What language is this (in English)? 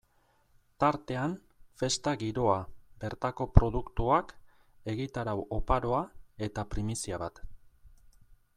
Basque